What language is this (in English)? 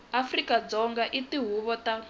Tsonga